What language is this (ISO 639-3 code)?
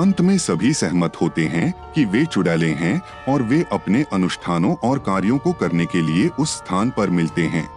hin